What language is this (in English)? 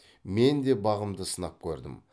Kazakh